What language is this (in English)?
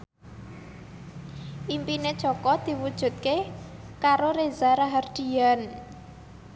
Javanese